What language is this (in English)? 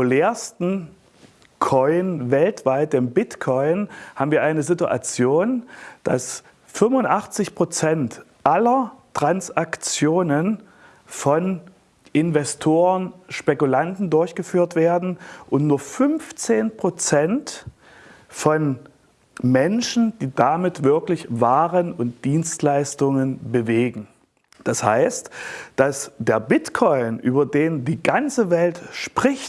German